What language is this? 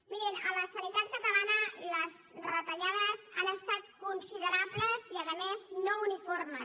Catalan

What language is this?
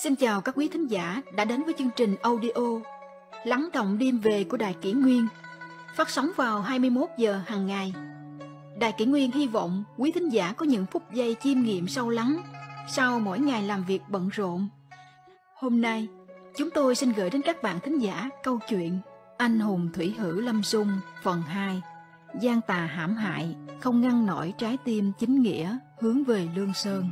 Vietnamese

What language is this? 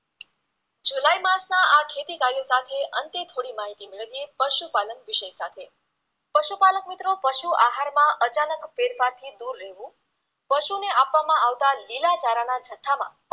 Gujarati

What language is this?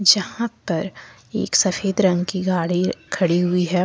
Hindi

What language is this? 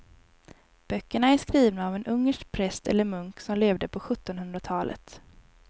Swedish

